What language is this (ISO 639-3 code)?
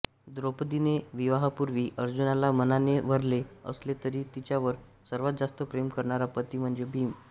mar